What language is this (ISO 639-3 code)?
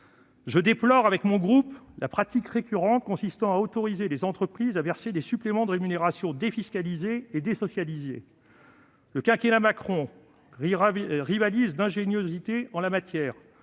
fra